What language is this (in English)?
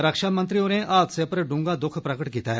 Dogri